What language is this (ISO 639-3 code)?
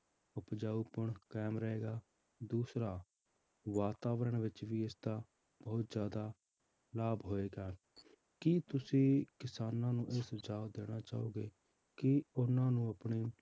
pan